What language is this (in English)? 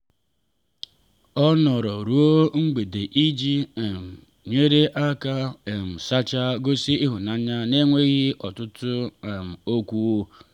Igbo